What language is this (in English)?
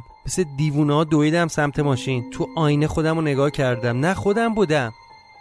Persian